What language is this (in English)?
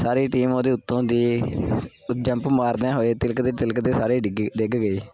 Punjabi